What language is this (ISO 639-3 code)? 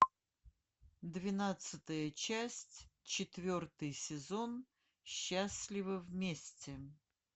rus